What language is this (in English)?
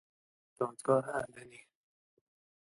Persian